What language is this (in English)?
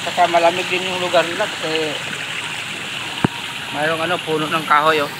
Filipino